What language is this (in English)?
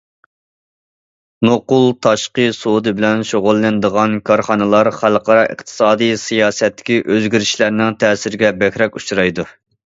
Uyghur